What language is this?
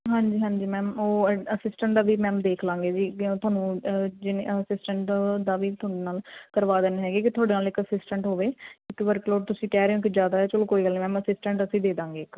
Punjabi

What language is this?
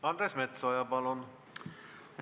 Estonian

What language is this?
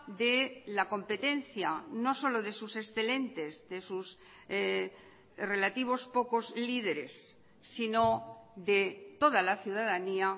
Spanish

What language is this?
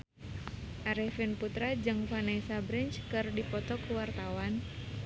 Sundanese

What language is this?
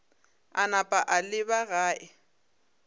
Northern Sotho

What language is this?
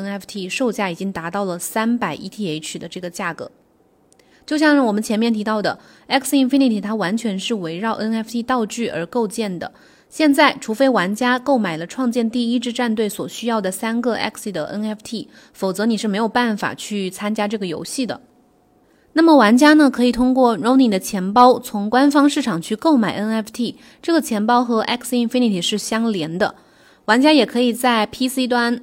Chinese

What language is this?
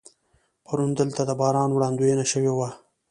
Pashto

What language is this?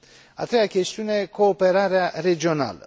Romanian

